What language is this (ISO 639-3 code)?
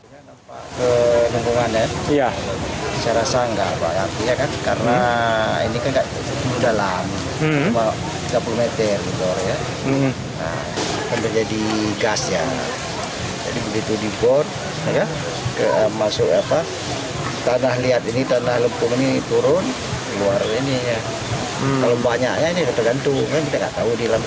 ind